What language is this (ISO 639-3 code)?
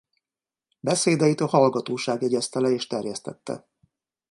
hun